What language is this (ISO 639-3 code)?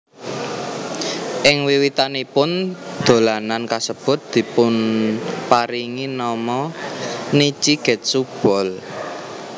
jav